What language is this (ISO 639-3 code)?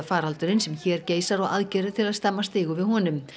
isl